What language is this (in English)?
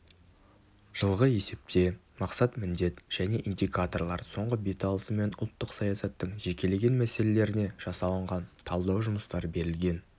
Kazakh